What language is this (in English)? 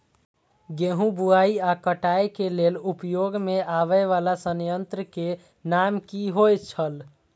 Maithili